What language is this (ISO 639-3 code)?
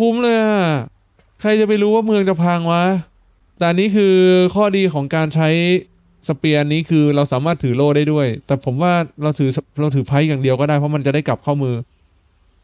tha